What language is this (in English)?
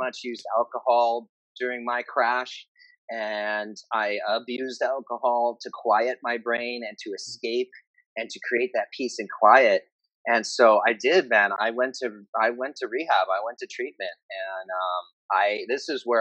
English